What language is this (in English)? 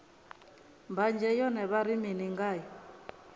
Venda